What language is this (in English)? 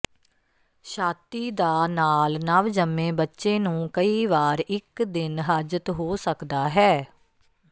Punjabi